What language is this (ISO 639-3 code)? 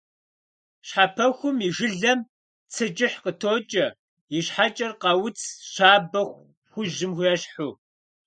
kbd